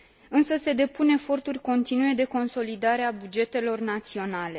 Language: Romanian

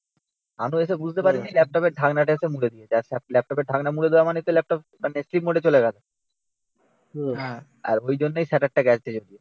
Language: Bangla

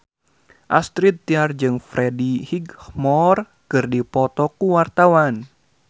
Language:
Sundanese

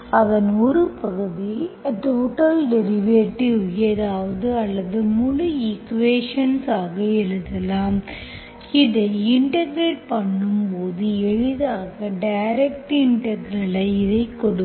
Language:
Tamil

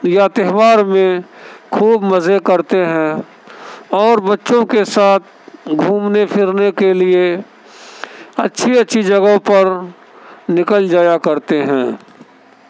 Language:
Urdu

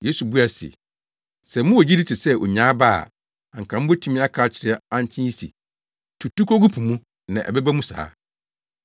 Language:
Akan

